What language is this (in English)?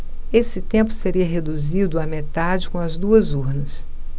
Portuguese